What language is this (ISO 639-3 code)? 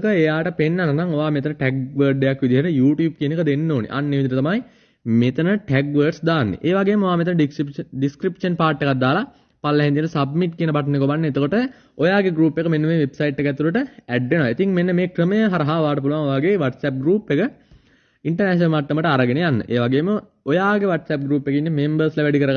sin